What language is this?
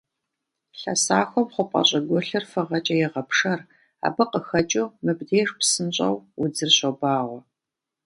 Kabardian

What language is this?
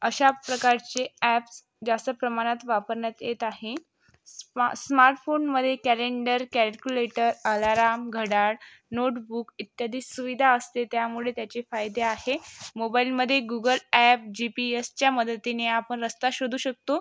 Marathi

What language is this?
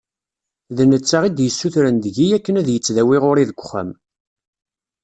Kabyle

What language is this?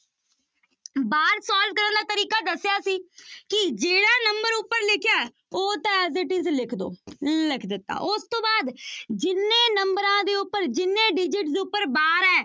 Punjabi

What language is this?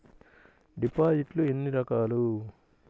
Telugu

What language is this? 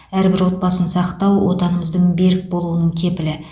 Kazakh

